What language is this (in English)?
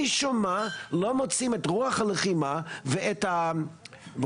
Hebrew